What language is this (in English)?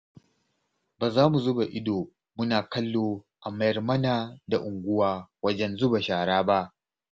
Hausa